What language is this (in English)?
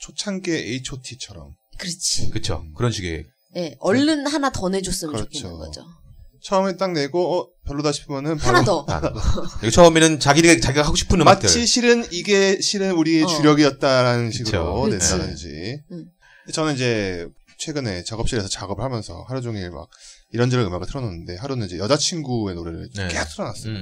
Korean